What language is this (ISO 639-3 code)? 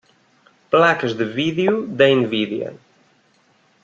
por